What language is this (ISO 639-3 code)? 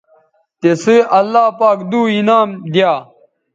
btv